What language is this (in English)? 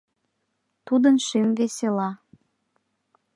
Mari